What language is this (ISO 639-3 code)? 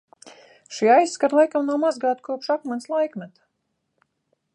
lav